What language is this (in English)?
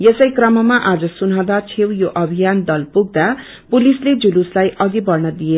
Nepali